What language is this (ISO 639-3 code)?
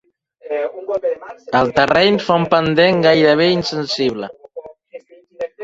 cat